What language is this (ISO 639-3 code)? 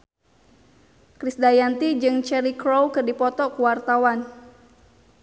sun